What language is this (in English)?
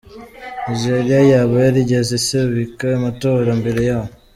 Kinyarwanda